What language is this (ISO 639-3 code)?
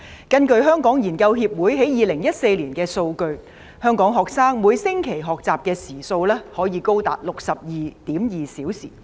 yue